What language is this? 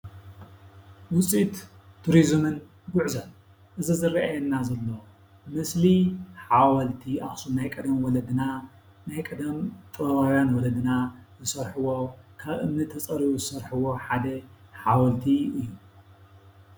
Tigrinya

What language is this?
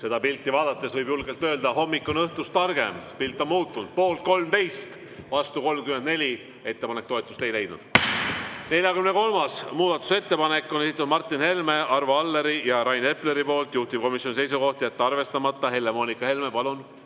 Estonian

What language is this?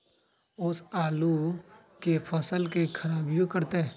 Magahi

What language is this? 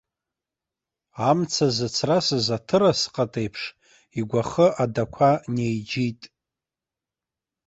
Abkhazian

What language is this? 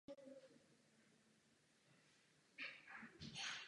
Czech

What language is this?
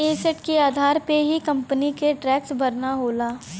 Bhojpuri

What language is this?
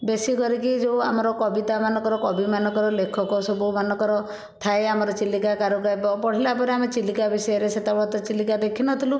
Odia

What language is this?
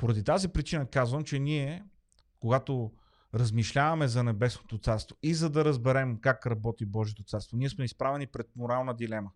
Bulgarian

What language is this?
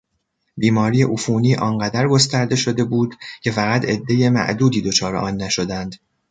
Persian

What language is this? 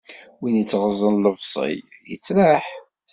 Kabyle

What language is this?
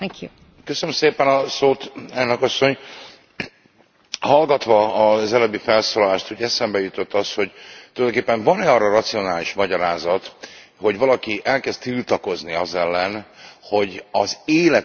Hungarian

